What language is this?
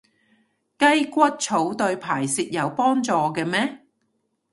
Cantonese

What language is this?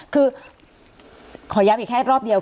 Thai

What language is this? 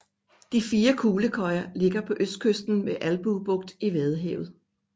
Danish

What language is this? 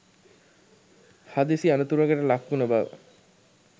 Sinhala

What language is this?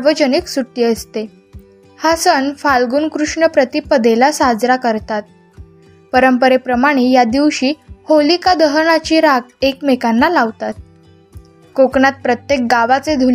Marathi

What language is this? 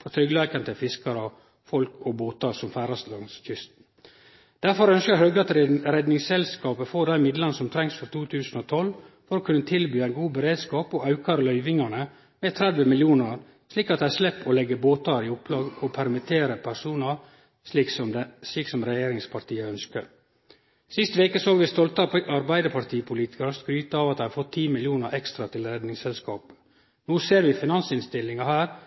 Norwegian Nynorsk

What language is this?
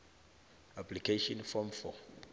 South Ndebele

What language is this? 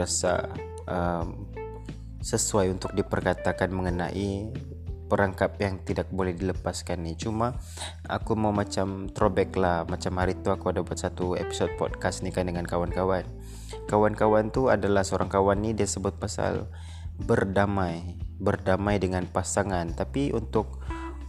Malay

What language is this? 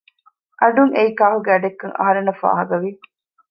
Divehi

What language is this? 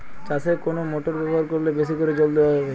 Bangla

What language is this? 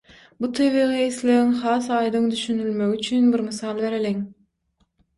Turkmen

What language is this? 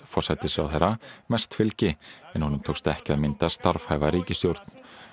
Icelandic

